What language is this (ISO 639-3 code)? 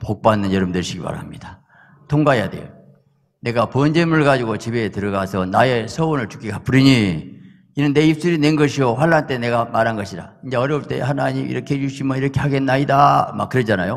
kor